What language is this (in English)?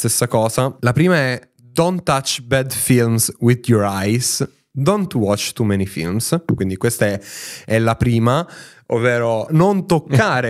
Italian